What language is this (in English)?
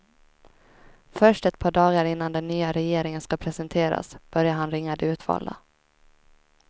Swedish